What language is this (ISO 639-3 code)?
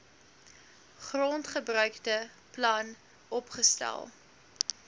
afr